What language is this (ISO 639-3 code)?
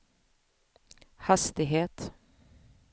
swe